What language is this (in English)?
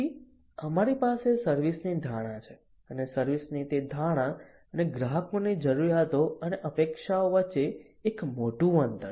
Gujarati